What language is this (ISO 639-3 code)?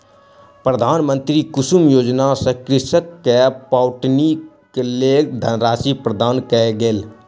mai